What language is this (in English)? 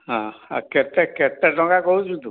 Odia